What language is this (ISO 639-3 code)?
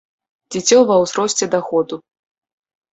bel